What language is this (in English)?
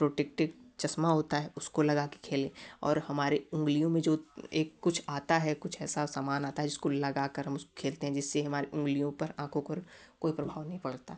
Hindi